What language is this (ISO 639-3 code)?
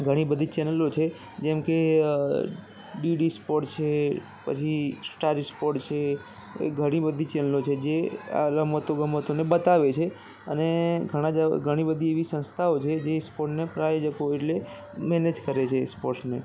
guj